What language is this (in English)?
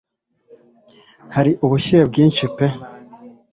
Kinyarwanda